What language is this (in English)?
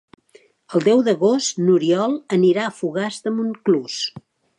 Catalan